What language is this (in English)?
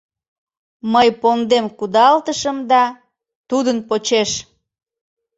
Mari